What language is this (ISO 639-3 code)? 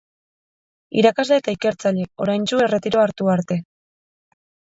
eus